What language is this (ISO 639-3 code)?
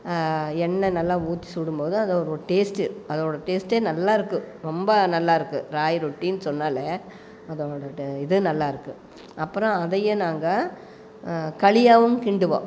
tam